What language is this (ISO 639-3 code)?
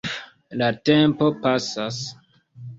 epo